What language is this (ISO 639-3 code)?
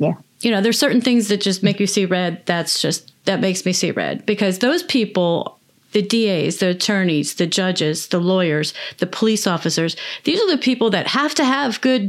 eng